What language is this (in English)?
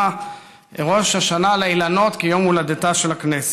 Hebrew